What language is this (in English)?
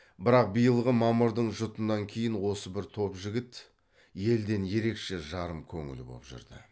Kazakh